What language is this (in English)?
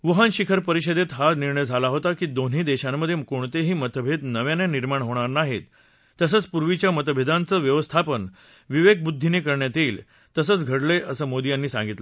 Marathi